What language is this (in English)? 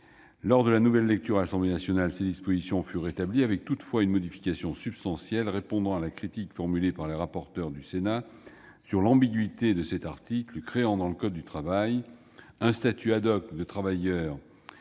French